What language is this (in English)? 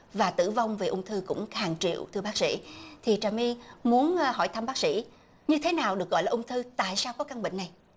Vietnamese